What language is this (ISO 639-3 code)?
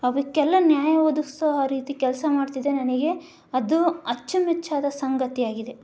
kan